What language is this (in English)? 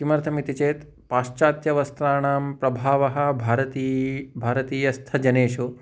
Sanskrit